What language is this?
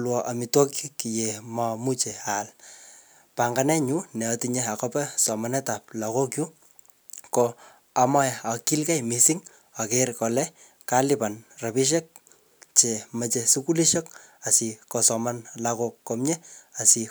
Kalenjin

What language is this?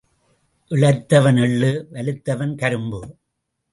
Tamil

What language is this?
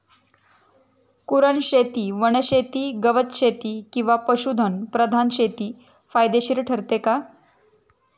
Marathi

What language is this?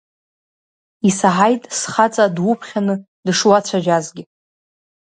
Abkhazian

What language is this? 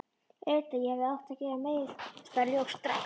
Icelandic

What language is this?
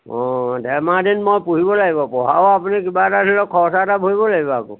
Assamese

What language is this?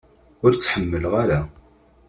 Kabyle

